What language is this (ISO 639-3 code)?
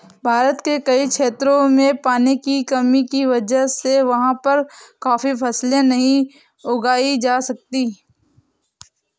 hin